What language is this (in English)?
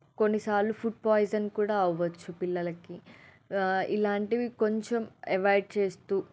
Telugu